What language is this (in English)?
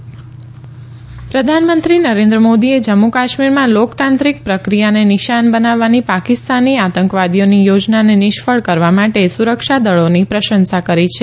Gujarati